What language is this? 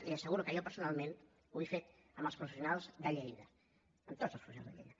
Catalan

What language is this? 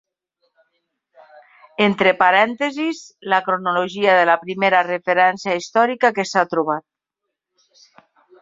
Catalan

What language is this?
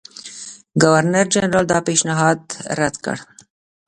Pashto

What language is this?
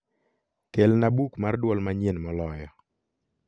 Luo (Kenya and Tanzania)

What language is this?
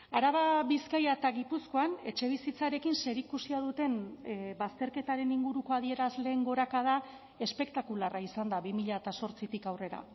Basque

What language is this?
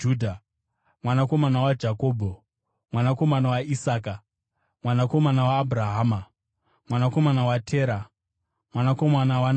Shona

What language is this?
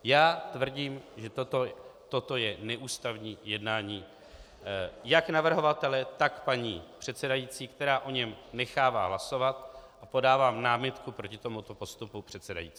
Czech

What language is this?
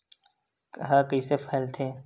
Chhattisgarhi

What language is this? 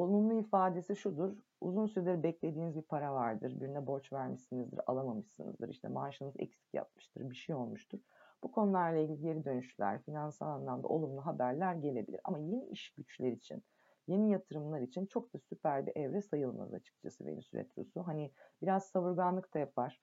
Turkish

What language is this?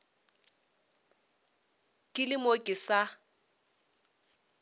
Northern Sotho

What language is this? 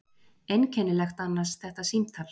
Icelandic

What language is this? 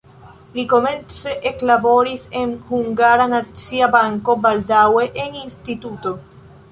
Esperanto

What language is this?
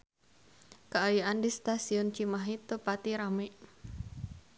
Sundanese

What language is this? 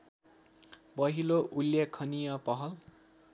Nepali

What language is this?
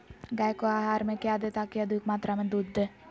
Magahi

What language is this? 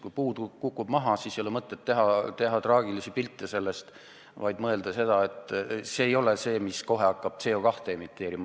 Estonian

